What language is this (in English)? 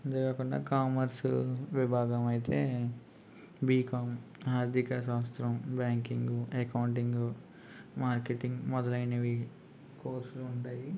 Telugu